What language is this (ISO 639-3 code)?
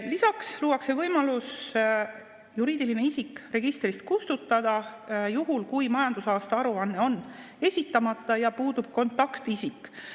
est